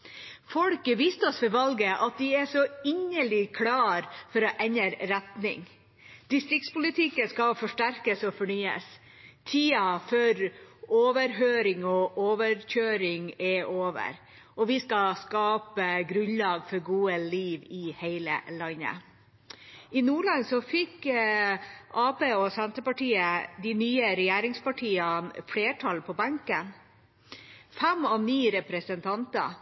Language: Norwegian Bokmål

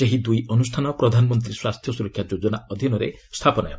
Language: Odia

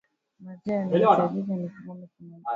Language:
Swahili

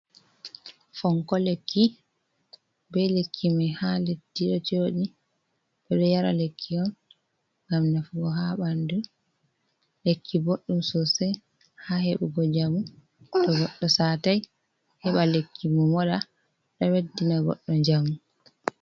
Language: Fula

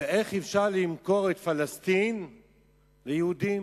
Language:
Hebrew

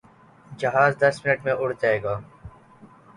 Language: Urdu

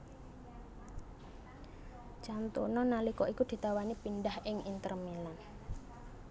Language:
Javanese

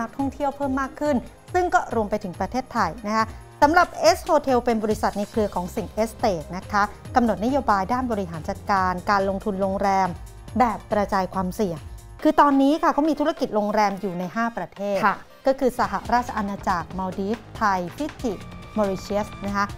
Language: Thai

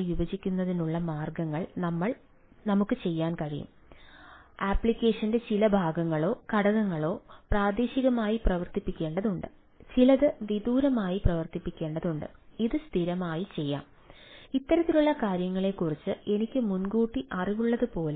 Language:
Malayalam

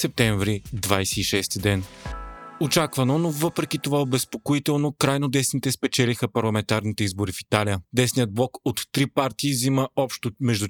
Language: Bulgarian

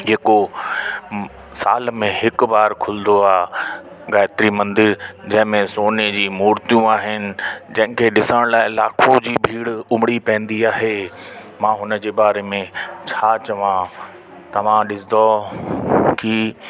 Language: Sindhi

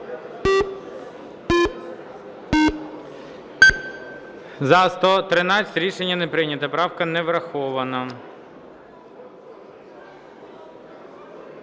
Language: Ukrainian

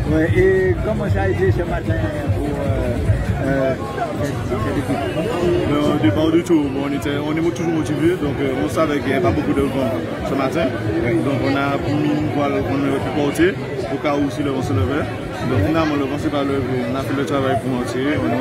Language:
French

